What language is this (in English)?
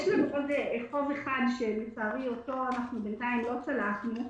Hebrew